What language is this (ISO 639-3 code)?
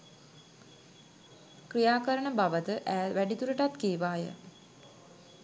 sin